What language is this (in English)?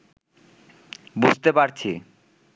Bangla